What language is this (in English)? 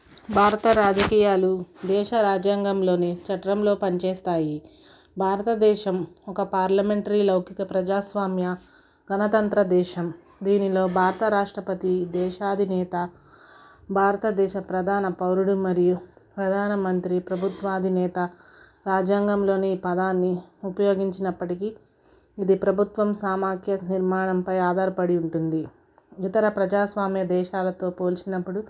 Telugu